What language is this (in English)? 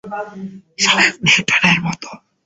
Bangla